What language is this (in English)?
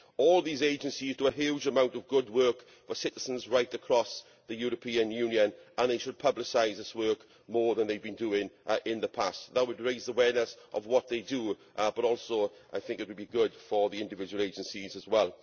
English